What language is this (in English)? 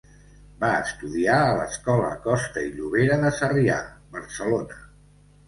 Catalan